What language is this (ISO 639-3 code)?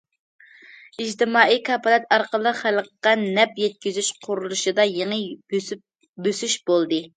uig